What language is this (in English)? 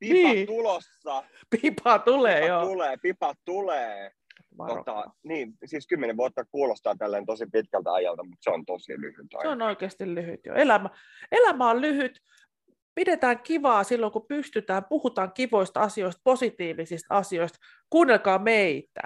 Finnish